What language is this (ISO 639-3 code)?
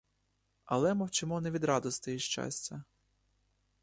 ukr